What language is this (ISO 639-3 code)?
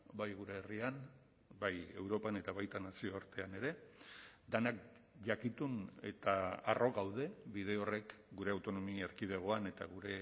eus